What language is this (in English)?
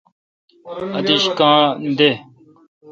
Kalkoti